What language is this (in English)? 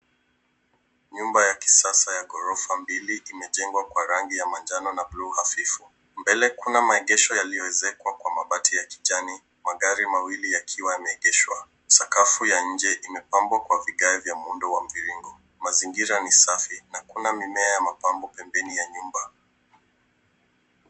Swahili